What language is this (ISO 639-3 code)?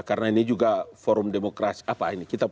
ind